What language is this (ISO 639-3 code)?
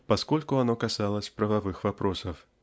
rus